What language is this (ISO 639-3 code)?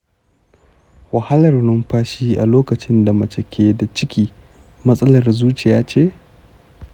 hau